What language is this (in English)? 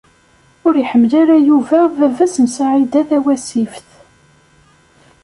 Kabyle